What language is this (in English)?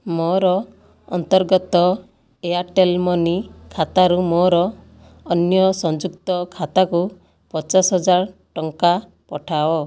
Odia